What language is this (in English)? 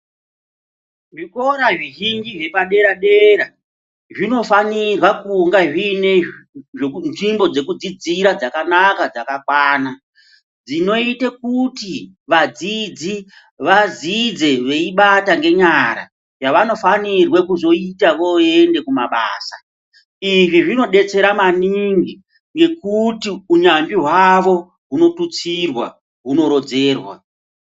Ndau